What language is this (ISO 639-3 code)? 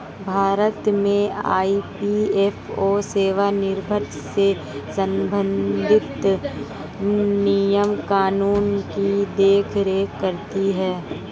hin